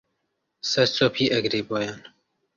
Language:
Central Kurdish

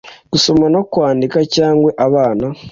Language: Kinyarwanda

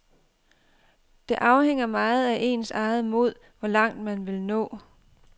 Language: Danish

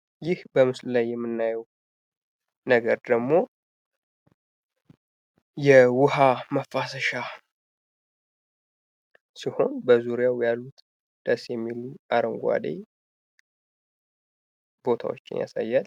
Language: Amharic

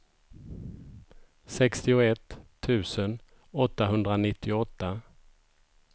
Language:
Swedish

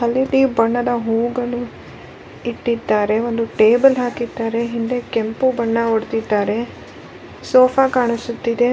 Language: Kannada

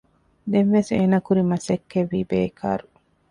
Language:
Divehi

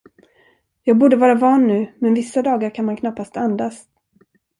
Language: Swedish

